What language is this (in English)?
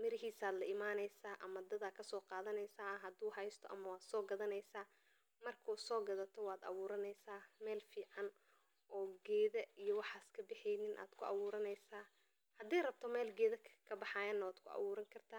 Somali